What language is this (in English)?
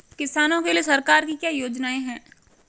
Hindi